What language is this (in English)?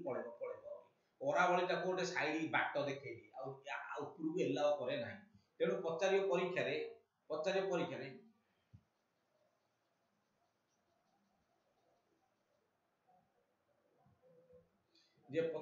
Indonesian